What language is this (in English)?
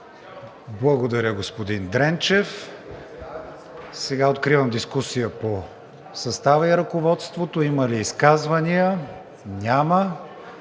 Bulgarian